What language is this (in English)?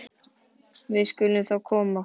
Icelandic